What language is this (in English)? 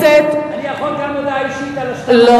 Hebrew